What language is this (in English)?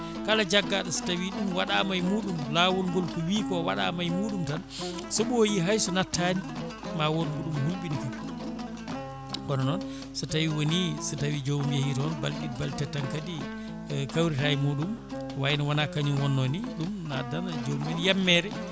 Fula